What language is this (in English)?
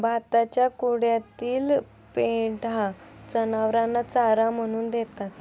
Marathi